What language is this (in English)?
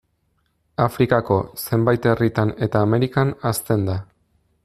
Basque